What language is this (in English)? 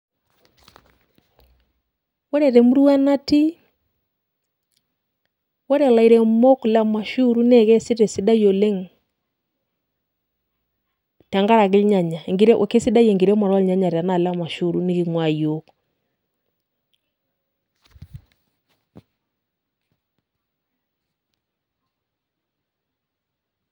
Masai